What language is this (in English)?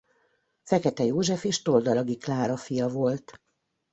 Hungarian